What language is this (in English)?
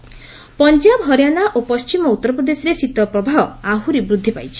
Odia